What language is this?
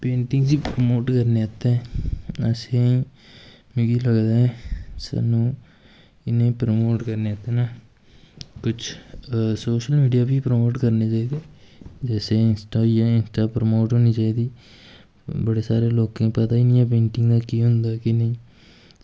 Dogri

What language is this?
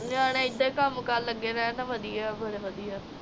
Punjabi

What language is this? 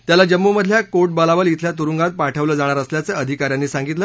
Marathi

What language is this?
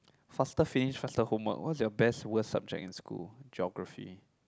English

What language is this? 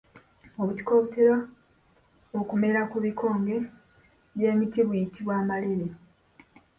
Ganda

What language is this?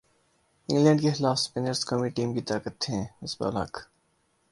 Urdu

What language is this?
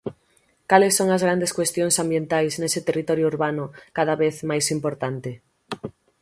Galician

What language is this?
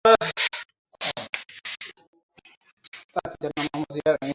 Bangla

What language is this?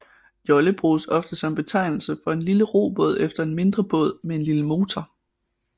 Danish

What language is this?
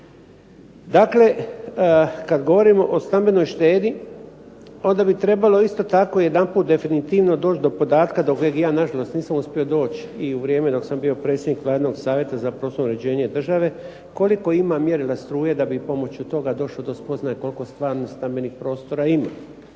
Croatian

